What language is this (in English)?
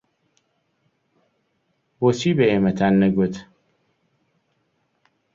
Central Kurdish